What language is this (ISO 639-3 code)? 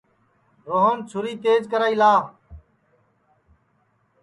ssi